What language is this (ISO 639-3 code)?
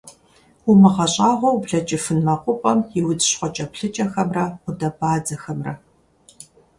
kbd